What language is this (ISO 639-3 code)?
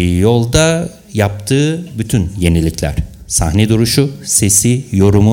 tur